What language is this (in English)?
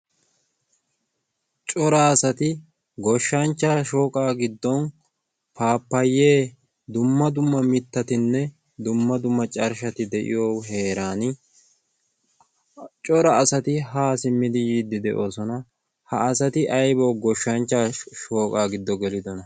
Wolaytta